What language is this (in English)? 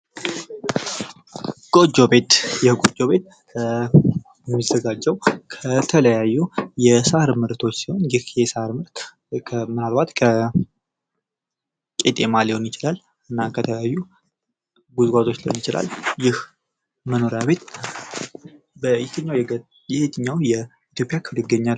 Amharic